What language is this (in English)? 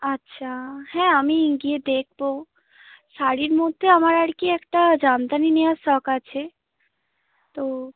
Bangla